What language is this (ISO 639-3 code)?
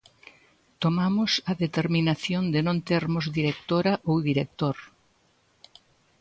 glg